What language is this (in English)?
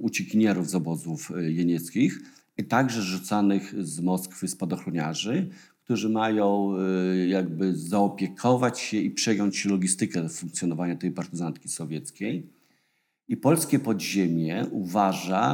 Polish